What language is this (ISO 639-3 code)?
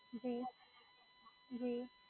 guj